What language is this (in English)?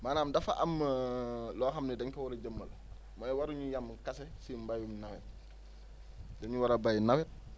Wolof